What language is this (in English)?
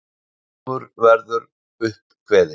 Icelandic